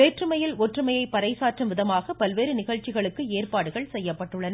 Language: Tamil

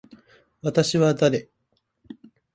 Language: Japanese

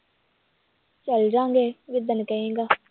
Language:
Punjabi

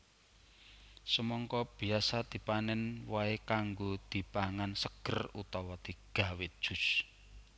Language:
Javanese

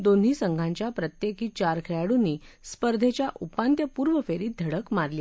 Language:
Marathi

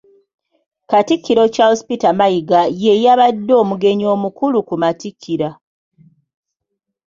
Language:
Ganda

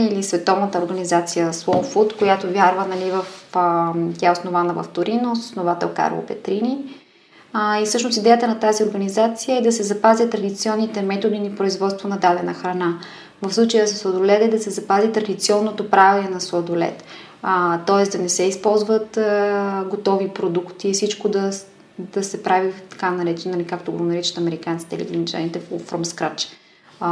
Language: Bulgarian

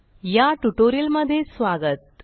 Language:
Marathi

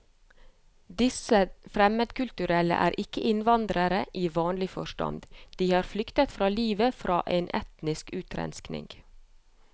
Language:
Norwegian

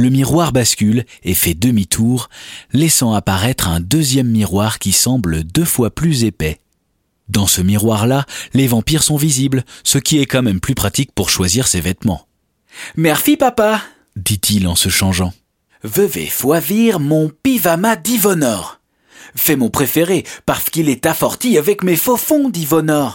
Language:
French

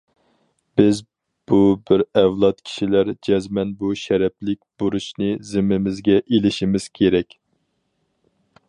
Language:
Uyghur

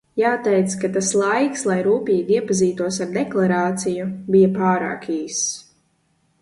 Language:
Latvian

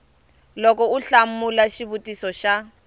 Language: Tsonga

